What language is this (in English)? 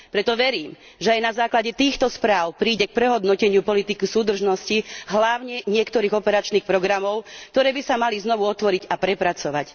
Slovak